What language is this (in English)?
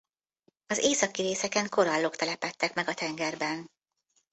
Hungarian